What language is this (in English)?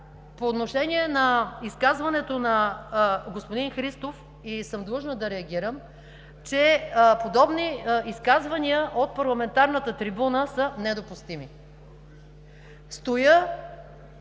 Bulgarian